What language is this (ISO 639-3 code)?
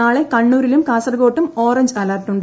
mal